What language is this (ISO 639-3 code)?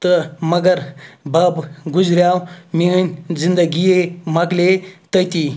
kas